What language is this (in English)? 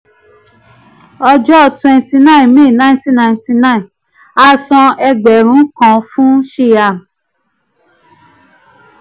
Yoruba